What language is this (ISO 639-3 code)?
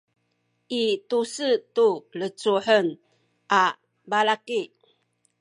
szy